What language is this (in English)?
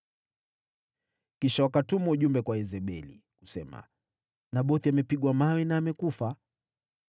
Swahili